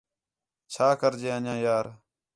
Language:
Khetrani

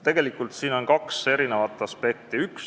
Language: Estonian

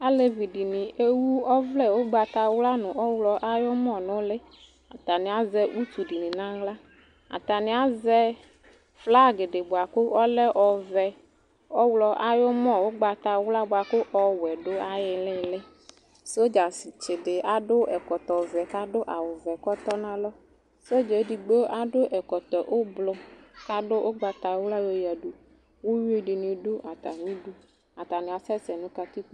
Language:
Ikposo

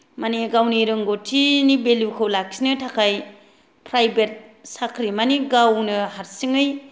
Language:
Bodo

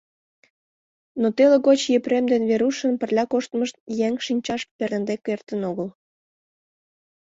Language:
Mari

